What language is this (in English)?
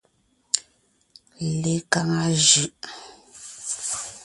Ngiemboon